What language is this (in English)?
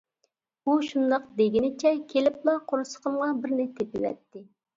Uyghur